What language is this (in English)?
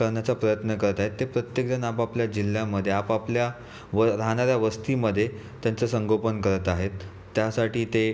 Marathi